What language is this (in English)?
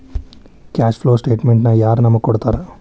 Kannada